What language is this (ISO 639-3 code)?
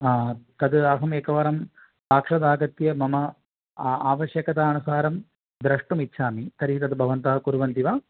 san